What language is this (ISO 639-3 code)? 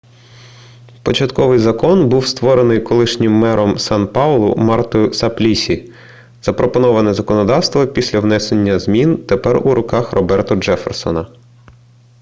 ukr